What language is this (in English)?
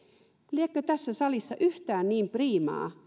Finnish